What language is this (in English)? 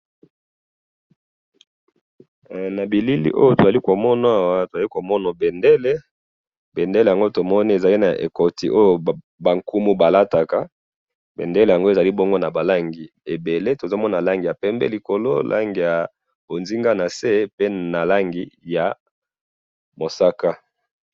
Lingala